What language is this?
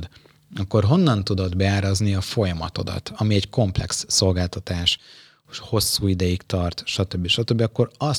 Hungarian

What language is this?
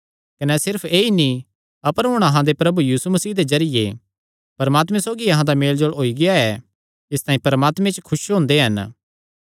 Kangri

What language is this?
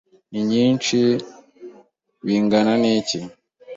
Kinyarwanda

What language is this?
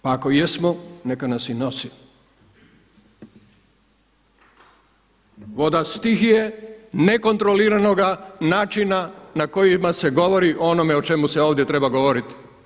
Croatian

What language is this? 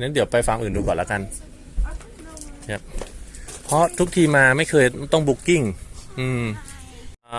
Thai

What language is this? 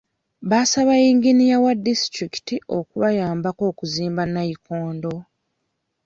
Ganda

